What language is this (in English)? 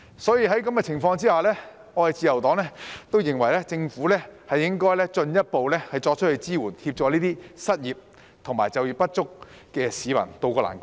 Cantonese